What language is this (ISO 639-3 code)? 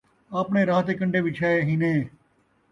skr